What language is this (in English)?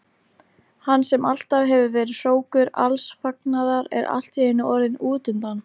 Icelandic